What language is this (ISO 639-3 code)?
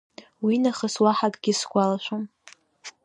abk